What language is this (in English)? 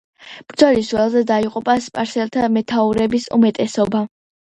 Georgian